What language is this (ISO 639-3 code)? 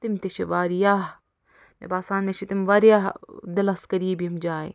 kas